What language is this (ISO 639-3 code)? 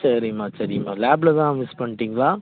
tam